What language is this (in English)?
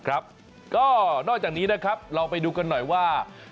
Thai